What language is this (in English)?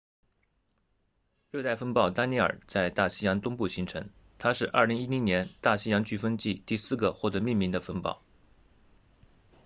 Chinese